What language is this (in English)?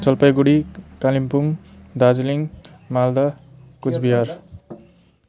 Nepali